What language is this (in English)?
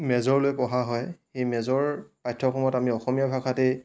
Assamese